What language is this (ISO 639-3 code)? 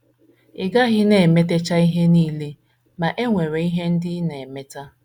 ibo